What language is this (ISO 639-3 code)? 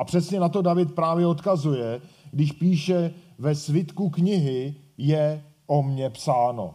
ces